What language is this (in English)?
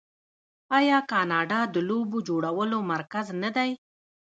Pashto